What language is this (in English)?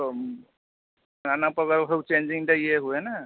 Odia